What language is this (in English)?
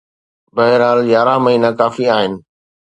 Sindhi